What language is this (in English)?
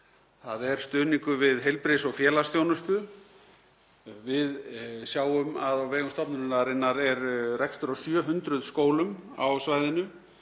Icelandic